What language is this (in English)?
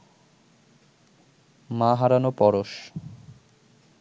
Bangla